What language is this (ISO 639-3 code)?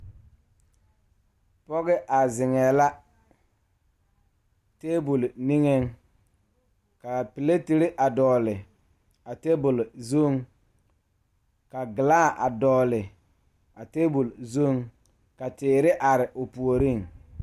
dga